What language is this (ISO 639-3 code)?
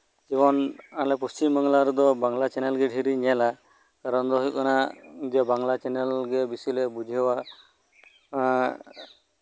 sat